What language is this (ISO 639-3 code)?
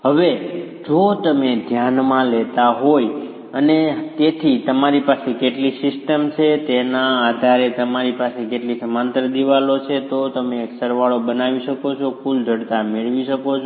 guj